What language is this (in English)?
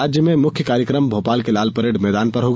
Hindi